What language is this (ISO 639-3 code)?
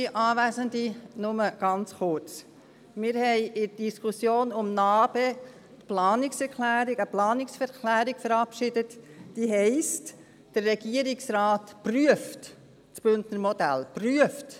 gsw